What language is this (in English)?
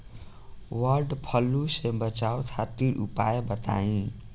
Bhojpuri